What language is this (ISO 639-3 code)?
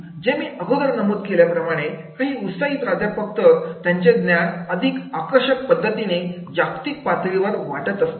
mar